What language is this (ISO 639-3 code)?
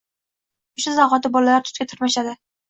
uzb